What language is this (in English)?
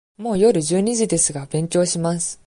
Japanese